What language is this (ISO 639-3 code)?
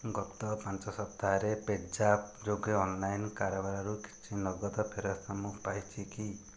ori